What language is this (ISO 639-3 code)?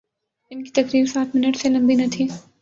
urd